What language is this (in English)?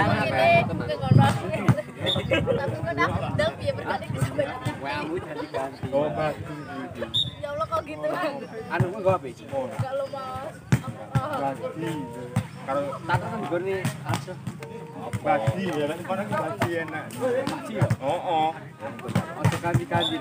Indonesian